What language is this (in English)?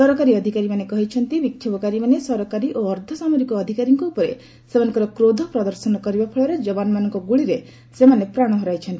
Odia